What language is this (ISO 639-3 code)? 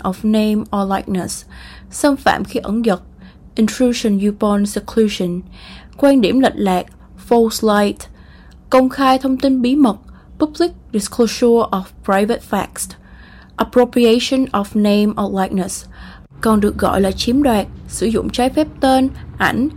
vie